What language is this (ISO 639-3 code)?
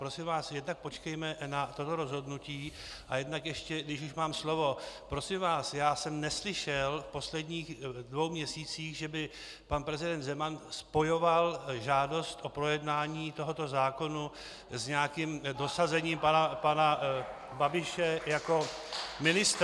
ces